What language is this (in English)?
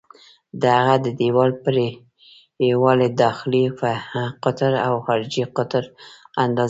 Pashto